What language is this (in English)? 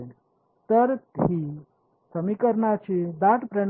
Marathi